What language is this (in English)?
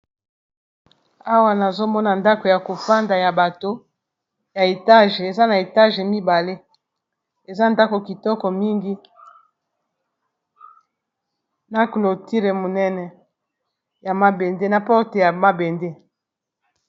Lingala